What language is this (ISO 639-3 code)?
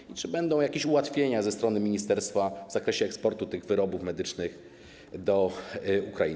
pol